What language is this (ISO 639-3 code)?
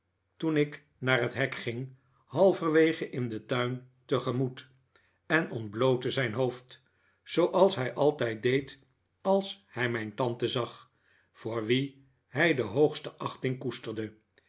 nld